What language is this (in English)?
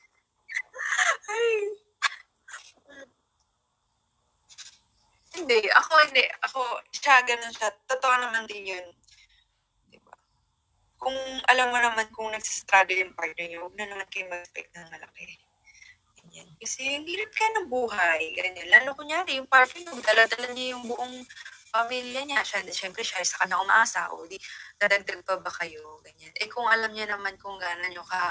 Filipino